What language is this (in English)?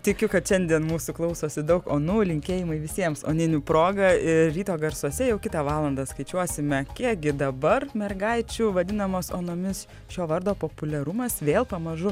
Lithuanian